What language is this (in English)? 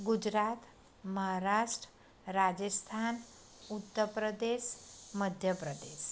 Gujarati